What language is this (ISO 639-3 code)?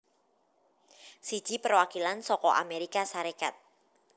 jav